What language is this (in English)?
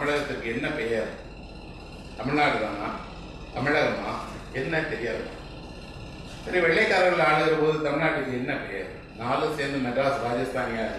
Romanian